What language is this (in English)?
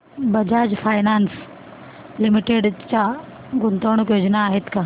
Marathi